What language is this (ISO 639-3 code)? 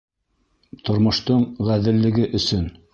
bak